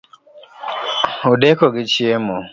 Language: Luo (Kenya and Tanzania)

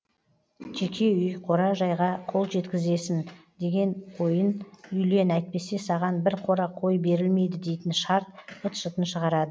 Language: Kazakh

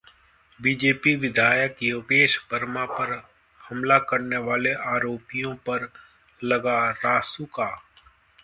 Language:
Hindi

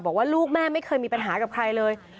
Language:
Thai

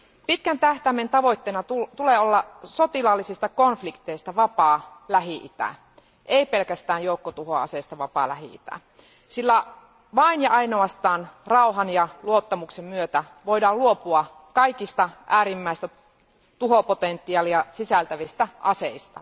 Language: Finnish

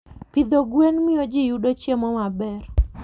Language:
Luo (Kenya and Tanzania)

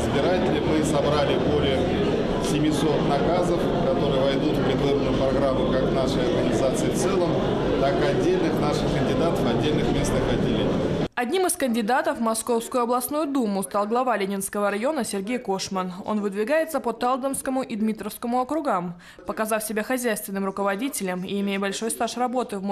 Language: Russian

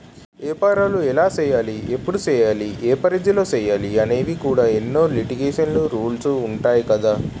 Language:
Telugu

